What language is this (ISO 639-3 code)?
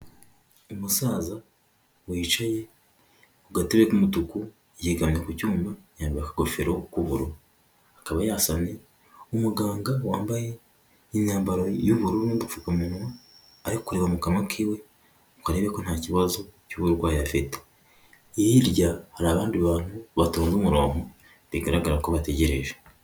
kin